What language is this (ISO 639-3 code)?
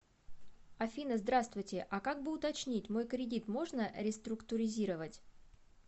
rus